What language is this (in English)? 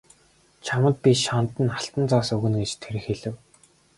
Mongolian